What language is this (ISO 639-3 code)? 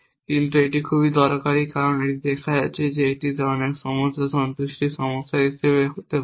ben